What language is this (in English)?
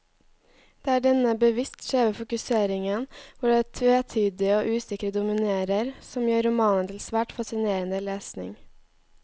Norwegian